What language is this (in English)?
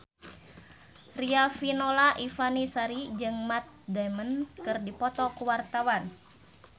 Sundanese